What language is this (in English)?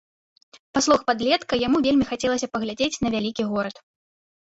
Belarusian